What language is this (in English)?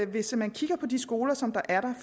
Danish